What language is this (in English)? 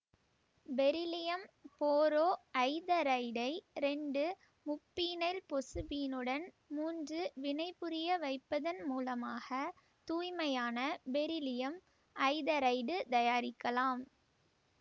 Tamil